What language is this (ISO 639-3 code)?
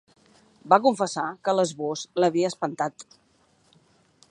cat